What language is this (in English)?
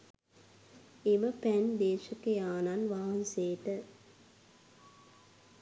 Sinhala